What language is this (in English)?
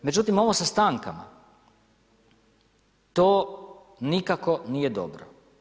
Croatian